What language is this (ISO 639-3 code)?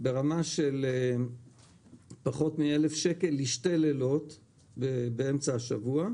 heb